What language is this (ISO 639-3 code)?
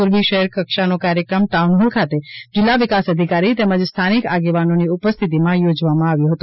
guj